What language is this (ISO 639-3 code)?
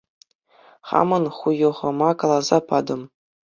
chv